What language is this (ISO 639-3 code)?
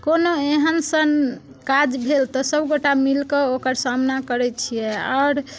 mai